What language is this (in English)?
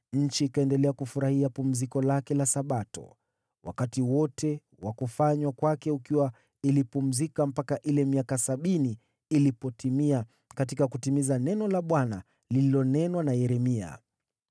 Swahili